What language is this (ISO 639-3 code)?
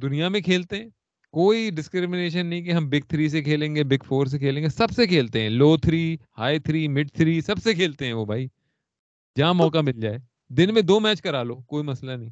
urd